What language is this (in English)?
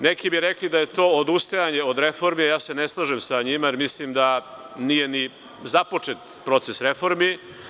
Serbian